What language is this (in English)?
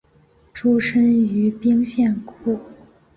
Chinese